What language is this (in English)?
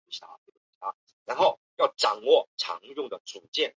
Chinese